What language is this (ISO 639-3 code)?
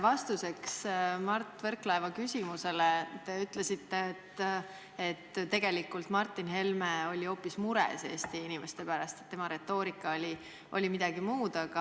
est